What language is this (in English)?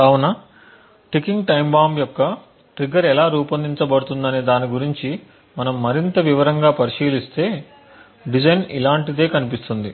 Telugu